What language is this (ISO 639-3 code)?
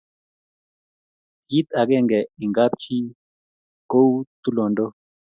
kln